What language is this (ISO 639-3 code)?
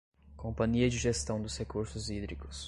por